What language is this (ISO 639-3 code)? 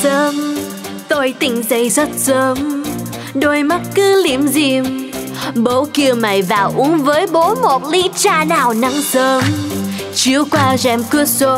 vie